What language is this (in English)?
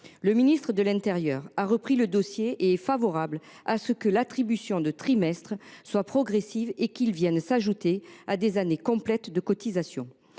French